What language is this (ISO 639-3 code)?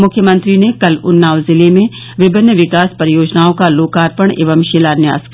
hin